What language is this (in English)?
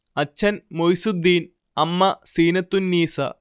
Malayalam